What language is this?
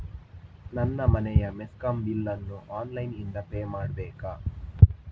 Kannada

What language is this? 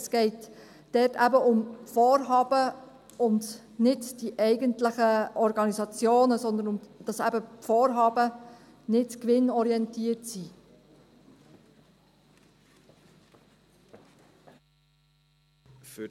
Swiss German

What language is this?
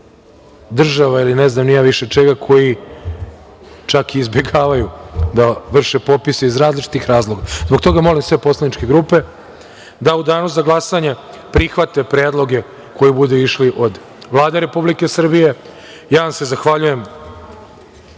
Serbian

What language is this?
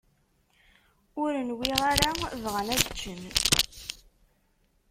Kabyle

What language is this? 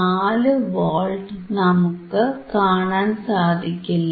Malayalam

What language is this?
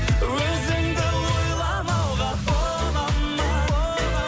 Kazakh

